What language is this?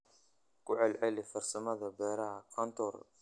Somali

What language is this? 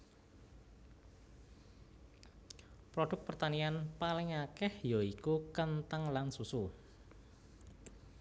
Javanese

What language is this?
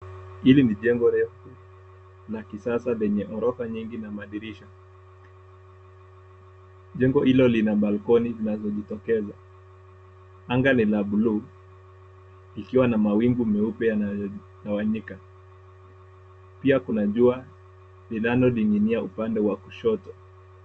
Swahili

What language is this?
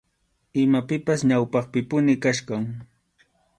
Arequipa-La Unión Quechua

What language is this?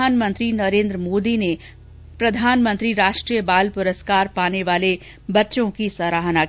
Hindi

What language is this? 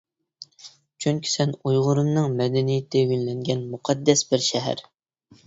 Uyghur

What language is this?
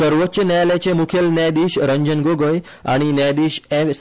Konkani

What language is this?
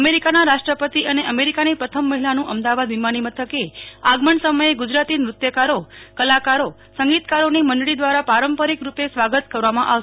Gujarati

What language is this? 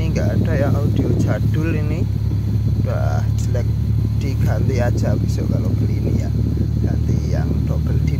Indonesian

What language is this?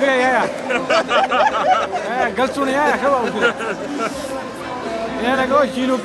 Arabic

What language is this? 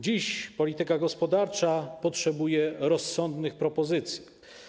Polish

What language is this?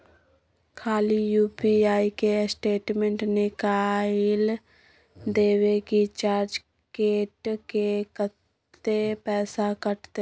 Maithili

